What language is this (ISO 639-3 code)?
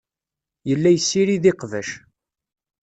kab